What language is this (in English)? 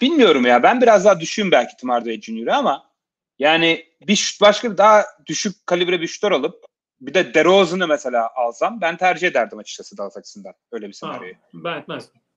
Turkish